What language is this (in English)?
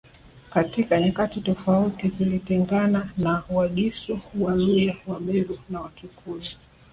Swahili